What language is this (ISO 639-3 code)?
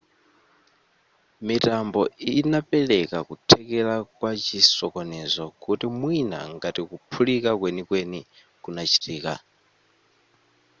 nya